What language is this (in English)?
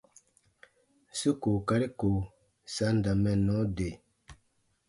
Baatonum